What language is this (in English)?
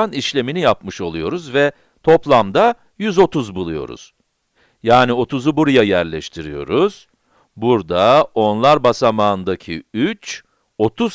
Turkish